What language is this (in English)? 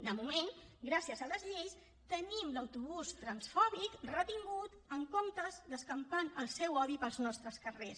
Catalan